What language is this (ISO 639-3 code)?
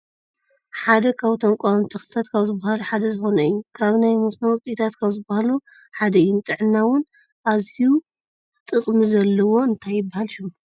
tir